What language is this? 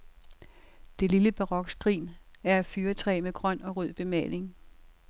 Danish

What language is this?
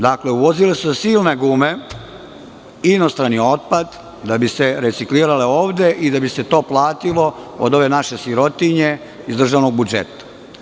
Serbian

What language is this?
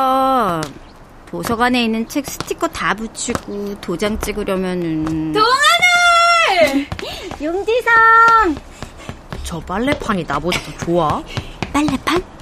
Korean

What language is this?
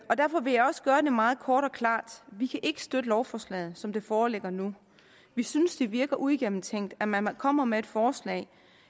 Danish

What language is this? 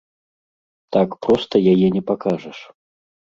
Belarusian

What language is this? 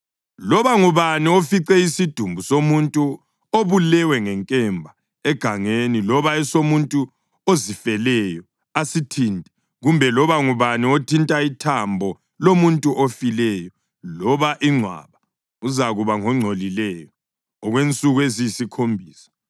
North Ndebele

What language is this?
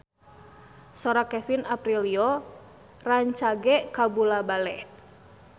Sundanese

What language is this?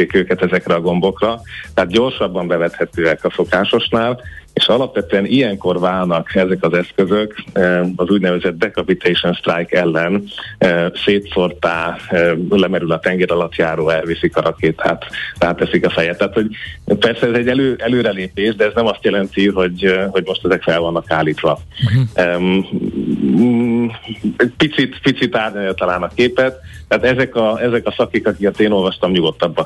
Hungarian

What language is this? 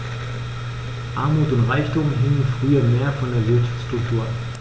German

